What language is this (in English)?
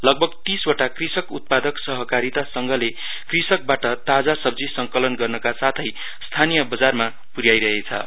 Nepali